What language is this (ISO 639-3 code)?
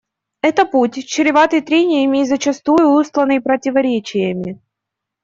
rus